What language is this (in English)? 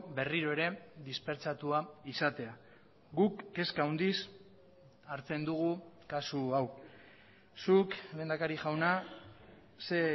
Basque